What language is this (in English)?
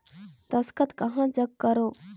Chhattisgarhi